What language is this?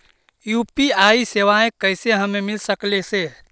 Magahi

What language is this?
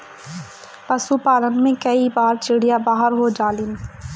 Bhojpuri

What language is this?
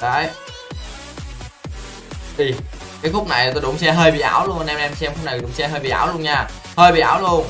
Vietnamese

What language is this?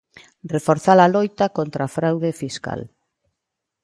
Galician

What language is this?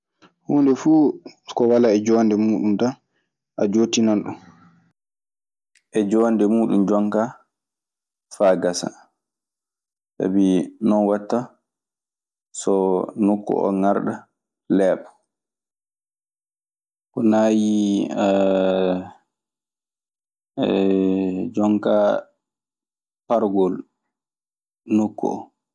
Maasina Fulfulde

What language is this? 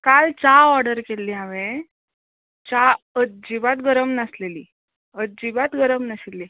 Konkani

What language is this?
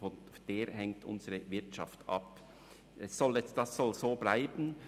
Swiss German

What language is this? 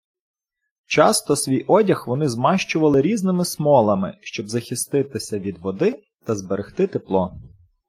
Ukrainian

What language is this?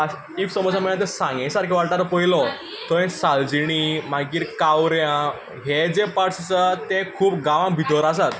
Konkani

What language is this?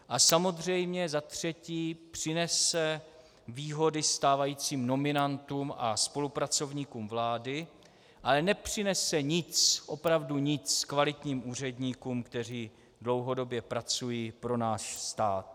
Czech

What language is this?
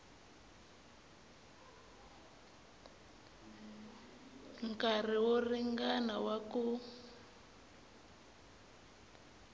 Tsonga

